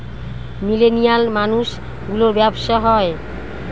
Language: Bangla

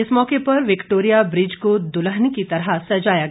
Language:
Hindi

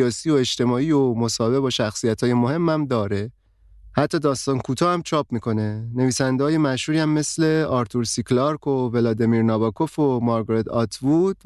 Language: Persian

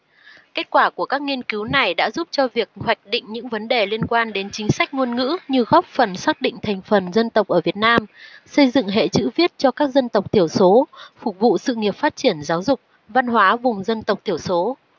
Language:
Vietnamese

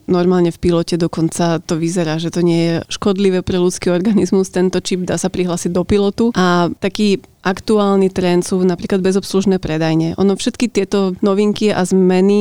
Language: Slovak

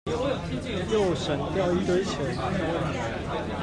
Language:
Chinese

